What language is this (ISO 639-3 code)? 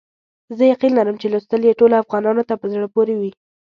pus